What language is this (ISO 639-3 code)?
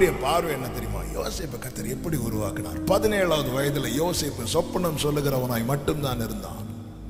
tam